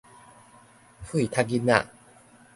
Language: Min Nan Chinese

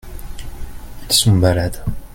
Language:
French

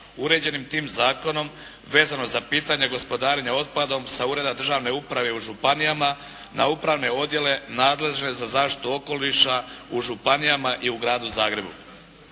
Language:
Croatian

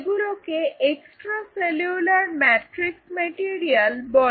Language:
Bangla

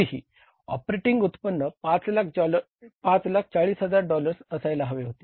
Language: Marathi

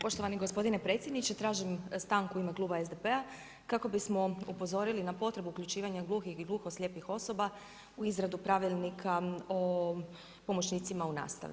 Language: Croatian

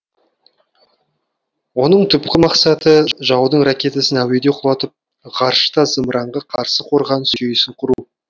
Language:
Kazakh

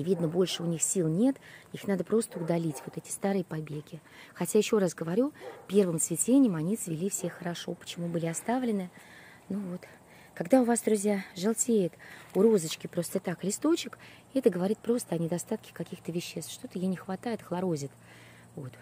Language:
Russian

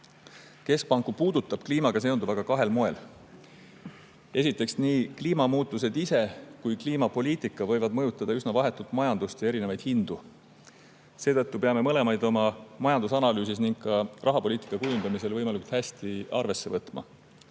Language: Estonian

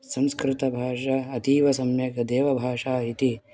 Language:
Sanskrit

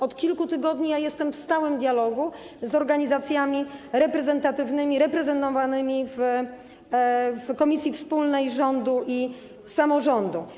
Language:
Polish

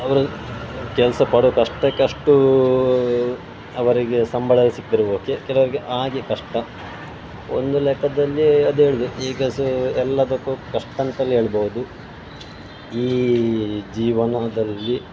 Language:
Kannada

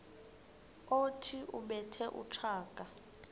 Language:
Xhosa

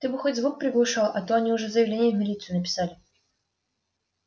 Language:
Russian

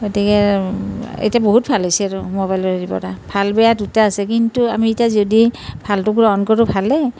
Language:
Assamese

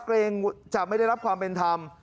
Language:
Thai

